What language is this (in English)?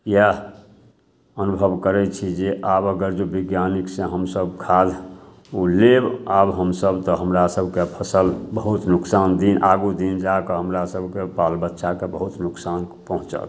Maithili